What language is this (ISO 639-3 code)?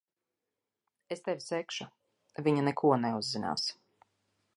lav